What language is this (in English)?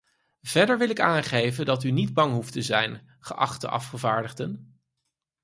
Dutch